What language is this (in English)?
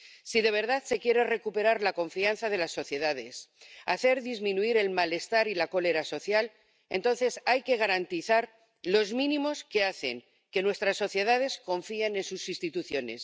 Spanish